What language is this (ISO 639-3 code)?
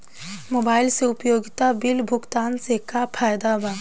bho